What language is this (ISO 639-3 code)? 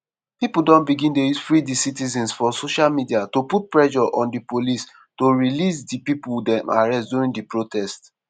pcm